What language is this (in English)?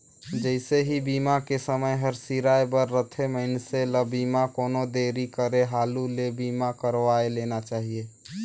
Chhattisgarhi